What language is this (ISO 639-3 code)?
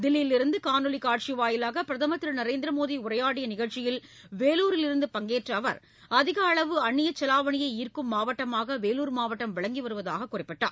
tam